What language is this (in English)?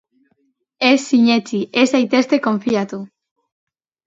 Basque